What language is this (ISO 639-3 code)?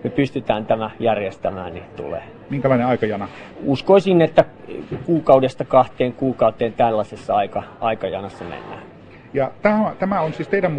fin